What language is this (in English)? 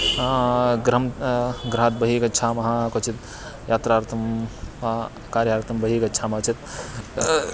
Sanskrit